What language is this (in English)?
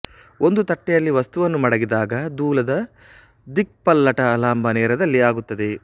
Kannada